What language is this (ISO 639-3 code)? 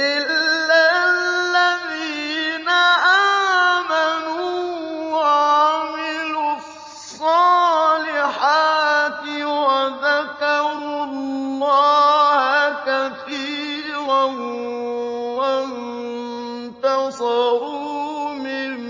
ara